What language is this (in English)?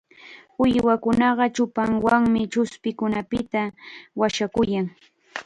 Chiquián Ancash Quechua